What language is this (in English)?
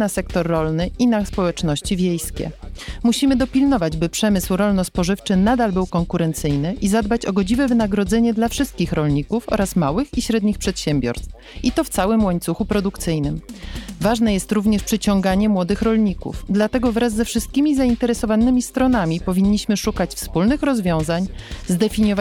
Polish